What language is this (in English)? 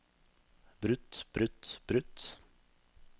Norwegian